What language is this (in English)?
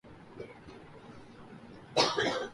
Urdu